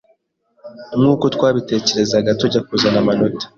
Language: Kinyarwanda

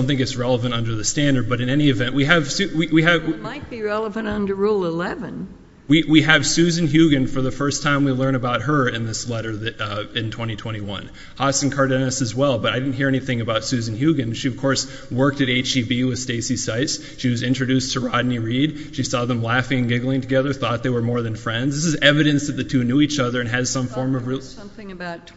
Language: English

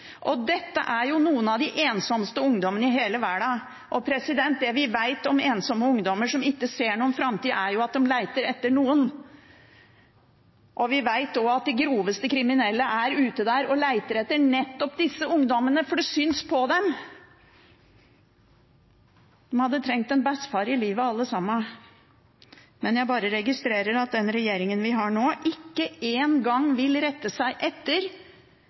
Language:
Norwegian Bokmål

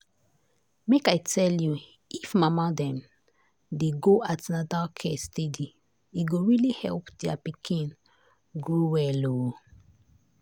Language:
Nigerian Pidgin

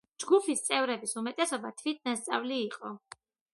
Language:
Georgian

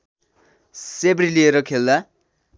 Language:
Nepali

